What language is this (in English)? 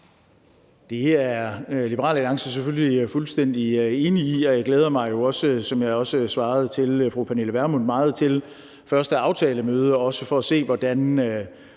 Danish